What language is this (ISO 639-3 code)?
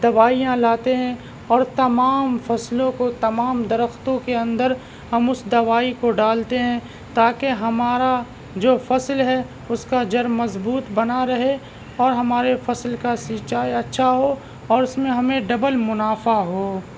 urd